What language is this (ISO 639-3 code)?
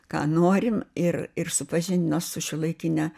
lit